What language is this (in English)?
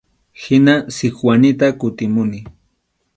Arequipa-La Unión Quechua